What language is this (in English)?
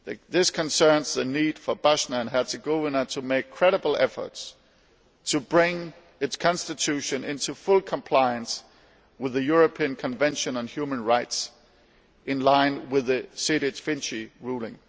English